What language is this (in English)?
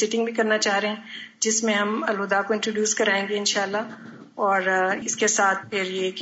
Urdu